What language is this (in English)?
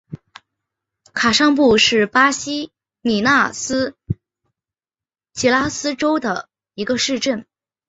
Chinese